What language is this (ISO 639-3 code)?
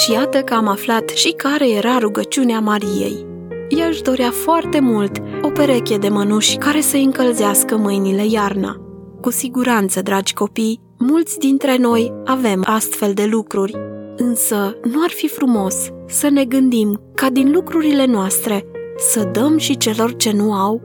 ron